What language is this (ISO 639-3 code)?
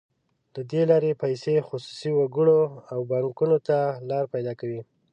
pus